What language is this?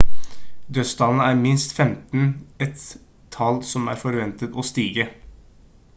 Norwegian Bokmål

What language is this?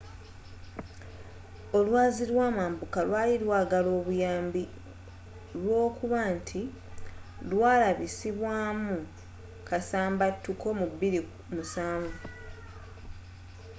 Ganda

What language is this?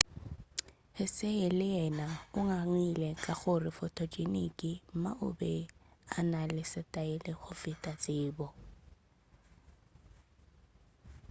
Northern Sotho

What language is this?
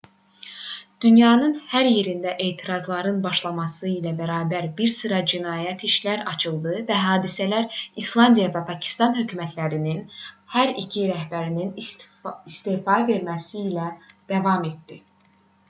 Azerbaijani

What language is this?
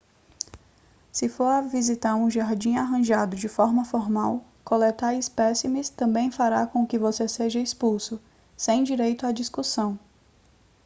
Portuguese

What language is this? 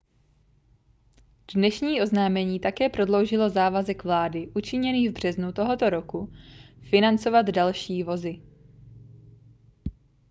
Czech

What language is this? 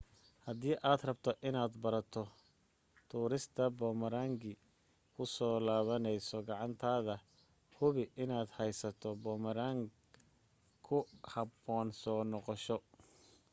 Somali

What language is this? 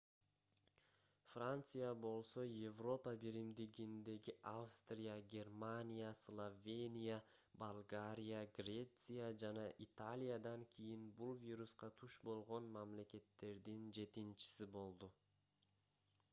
Kyrgyz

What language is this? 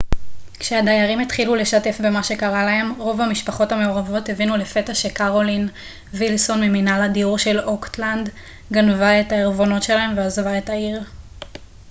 Hebrew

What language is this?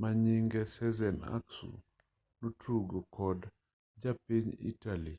Luo (Kenya and Tanzania)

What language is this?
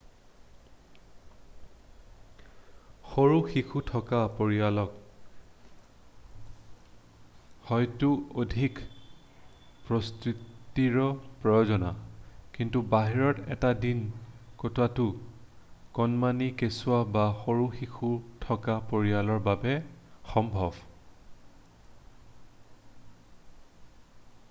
Assamese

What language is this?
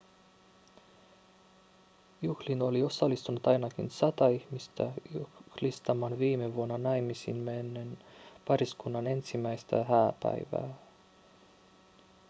Finnish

